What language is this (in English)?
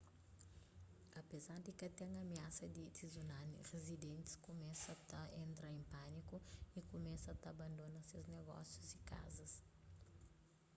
Kabuverdianu